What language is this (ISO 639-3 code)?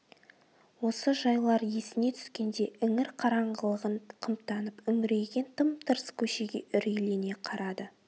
kaz